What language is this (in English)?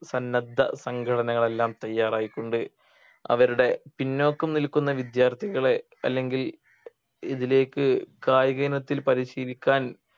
Malayalam